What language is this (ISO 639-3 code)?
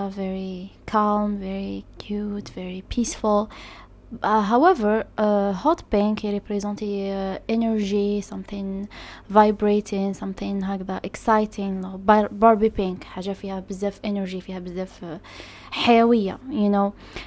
ara